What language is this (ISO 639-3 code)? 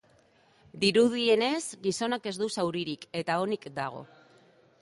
eus